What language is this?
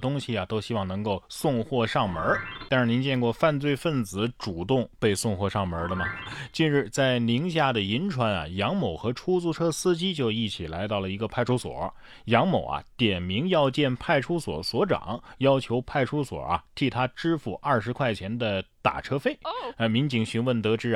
Chinese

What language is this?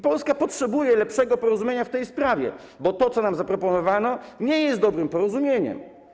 Polish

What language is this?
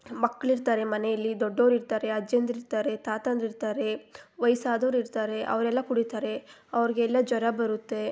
Kannada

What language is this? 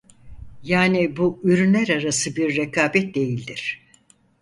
Turkish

